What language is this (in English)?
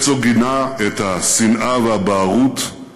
Hebrew